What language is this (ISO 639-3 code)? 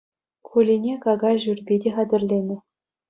chv